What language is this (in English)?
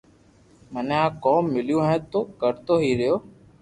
Loarki